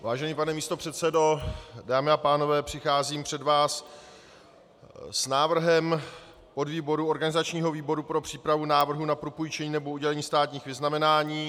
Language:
Czech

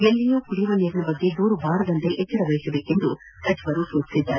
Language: Kannada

